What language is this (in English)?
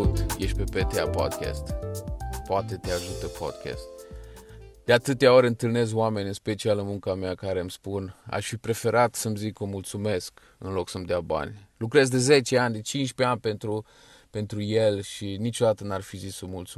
Romanian